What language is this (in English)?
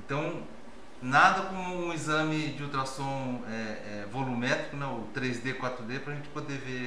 Portuguese